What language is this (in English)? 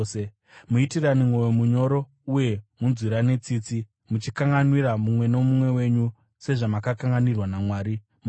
Shona